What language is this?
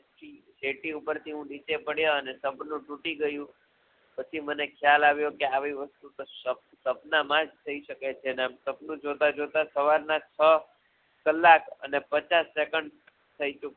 Gujarati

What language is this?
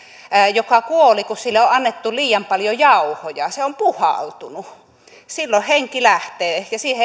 Finnish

